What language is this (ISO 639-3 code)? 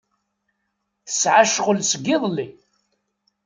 kab